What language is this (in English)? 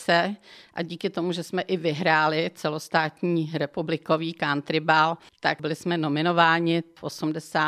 Czech